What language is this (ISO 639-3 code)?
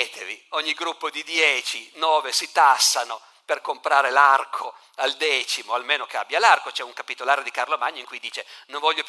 ita